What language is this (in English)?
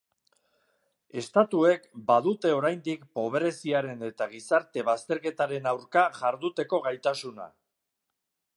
Basque